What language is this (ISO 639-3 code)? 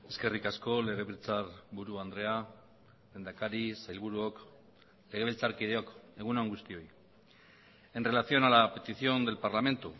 eus